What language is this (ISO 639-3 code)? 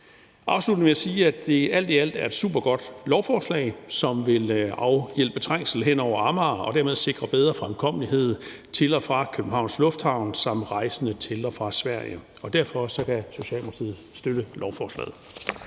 dan